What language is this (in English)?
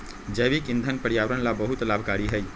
Magahi